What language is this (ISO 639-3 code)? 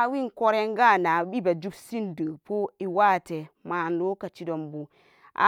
ccg